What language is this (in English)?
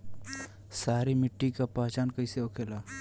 Bhojpuri